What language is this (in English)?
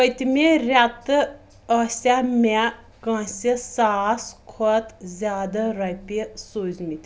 Kashmiri